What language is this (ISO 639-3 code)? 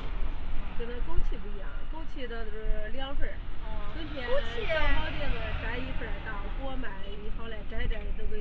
zho